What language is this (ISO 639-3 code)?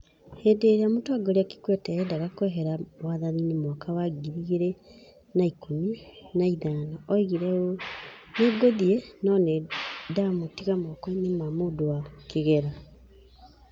kik